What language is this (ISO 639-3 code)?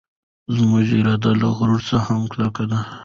pus